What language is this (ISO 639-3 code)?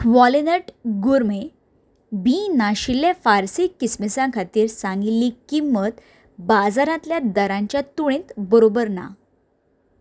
kok